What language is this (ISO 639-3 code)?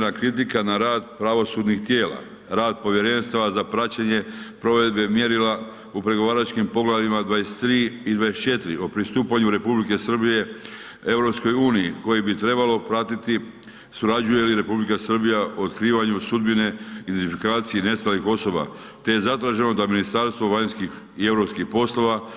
hrv